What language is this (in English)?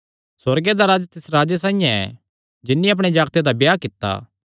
Kangri